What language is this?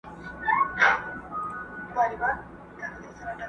Pashto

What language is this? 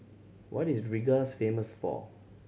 English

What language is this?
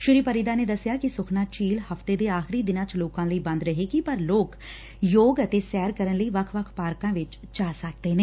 Punjabi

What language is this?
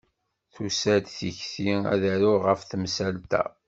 Kabyle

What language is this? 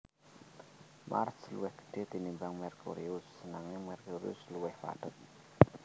Javanese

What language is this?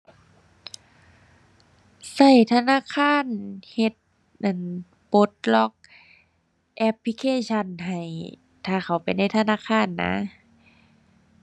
Thai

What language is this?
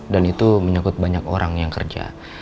Indonesian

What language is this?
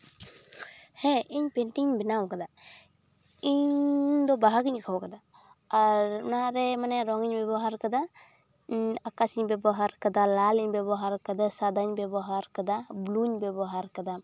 Santali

